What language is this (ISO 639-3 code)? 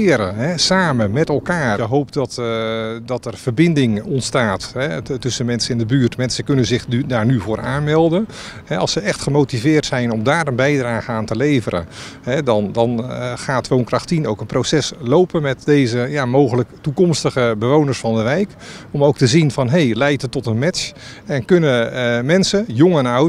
nld